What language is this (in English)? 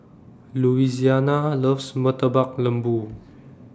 English